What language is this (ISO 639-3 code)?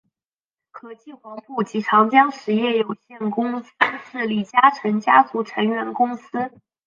zho